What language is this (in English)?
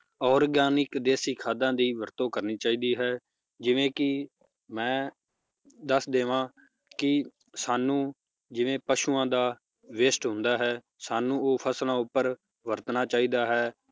Punjabi